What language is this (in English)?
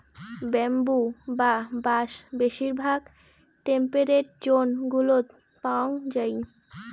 Bangla